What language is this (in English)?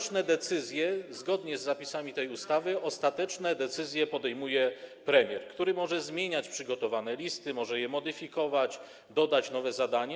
Polish